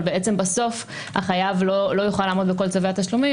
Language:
Hebrew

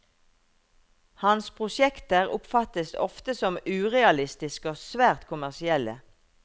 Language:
Norwegian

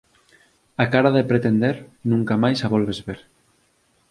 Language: Galician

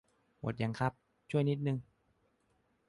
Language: Thai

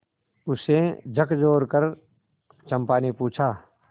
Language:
Hindi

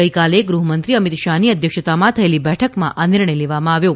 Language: Gujarati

